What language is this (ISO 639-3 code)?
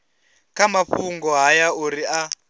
ven